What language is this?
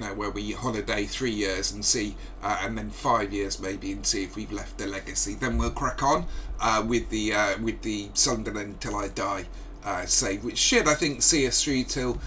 English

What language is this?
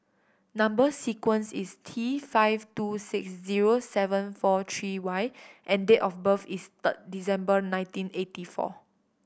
English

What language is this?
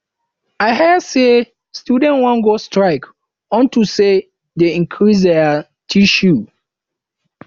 Nigerian Pidgin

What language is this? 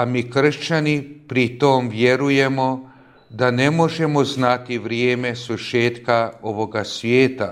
Croatian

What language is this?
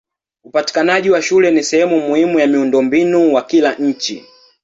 Swahili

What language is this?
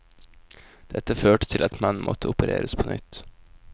Norwegian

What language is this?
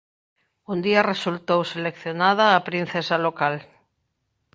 Galician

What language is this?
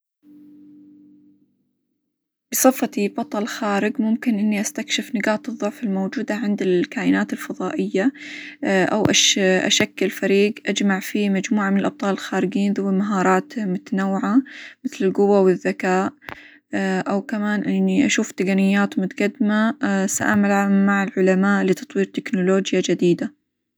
Hijazi Arabic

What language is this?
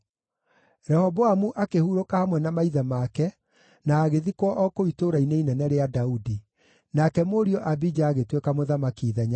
Kikuyu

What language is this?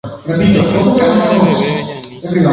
Guarani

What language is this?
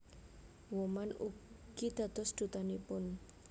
Javanese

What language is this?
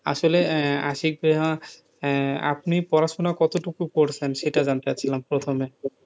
Bangla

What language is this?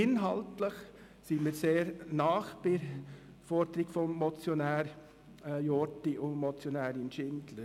Swiss German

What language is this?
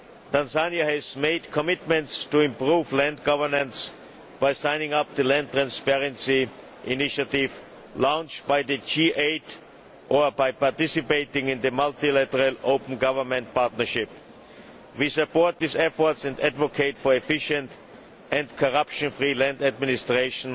English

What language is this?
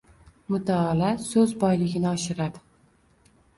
Uzbek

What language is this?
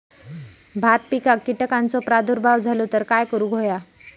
Marathi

